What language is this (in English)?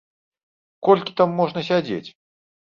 Belarusian